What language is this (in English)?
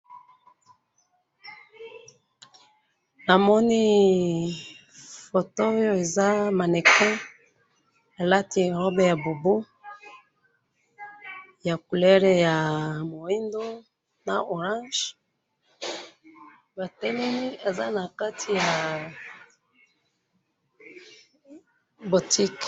Lingala